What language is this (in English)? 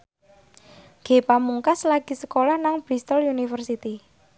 Javanese